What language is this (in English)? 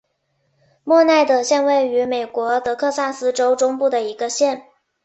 Chinese